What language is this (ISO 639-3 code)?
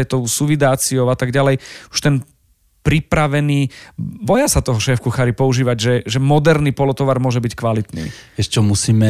slk